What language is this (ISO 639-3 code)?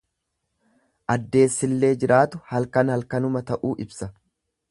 orm